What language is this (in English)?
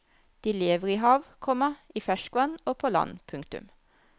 Norwegian